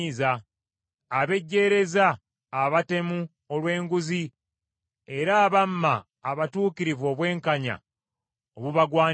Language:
Ganda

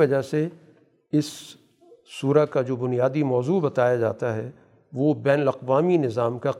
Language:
Urdu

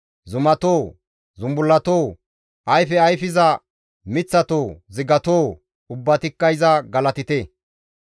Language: Gamo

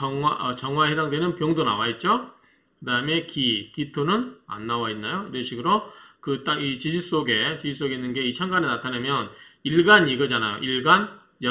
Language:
Korean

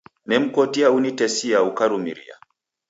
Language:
Taita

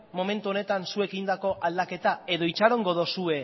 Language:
Basque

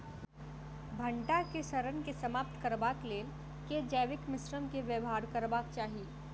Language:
Maithili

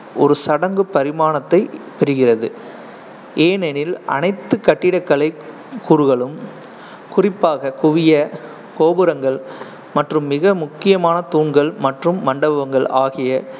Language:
Tamil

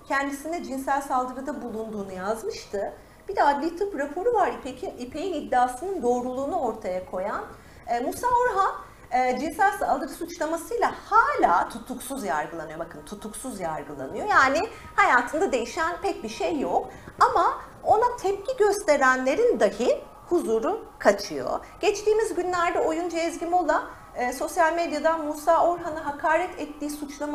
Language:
Turkish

